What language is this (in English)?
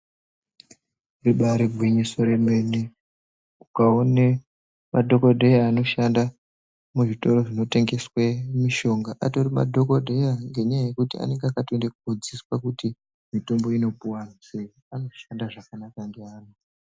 Ndau